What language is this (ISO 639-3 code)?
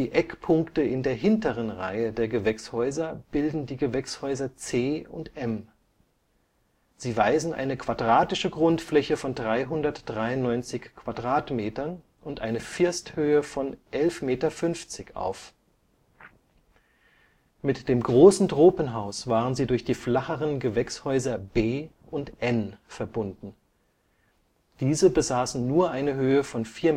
deu